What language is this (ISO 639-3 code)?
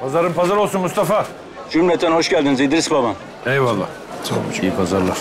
tur